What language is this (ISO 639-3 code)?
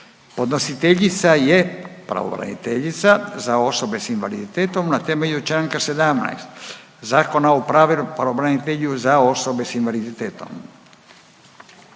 hrv